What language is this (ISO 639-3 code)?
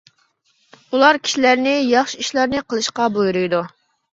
uig